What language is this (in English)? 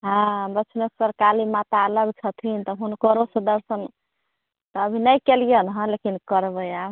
Maithili